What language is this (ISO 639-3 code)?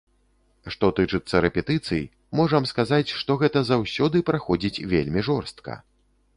bel